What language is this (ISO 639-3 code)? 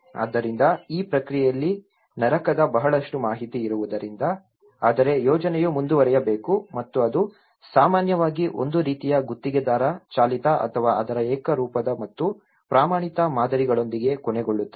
kan